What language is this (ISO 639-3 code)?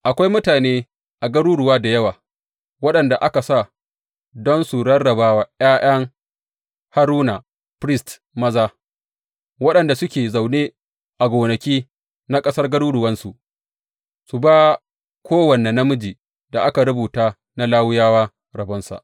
hau